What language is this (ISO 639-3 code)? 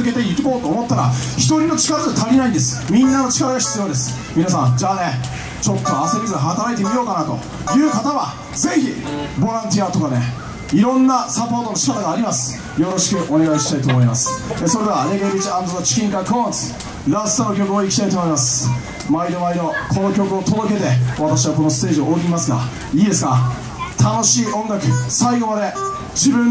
jpn